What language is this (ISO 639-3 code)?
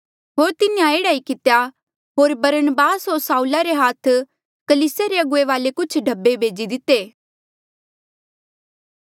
mjl